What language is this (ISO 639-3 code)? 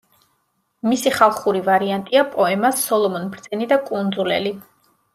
kat